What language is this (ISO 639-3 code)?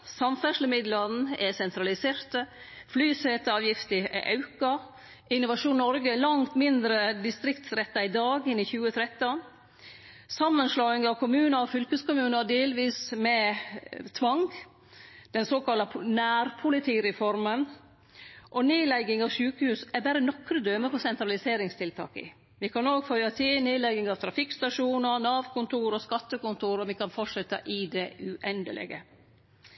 nno